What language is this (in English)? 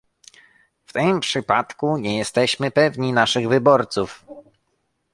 Polish